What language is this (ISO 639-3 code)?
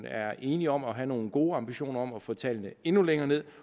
dan